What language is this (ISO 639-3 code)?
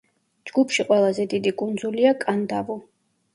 kat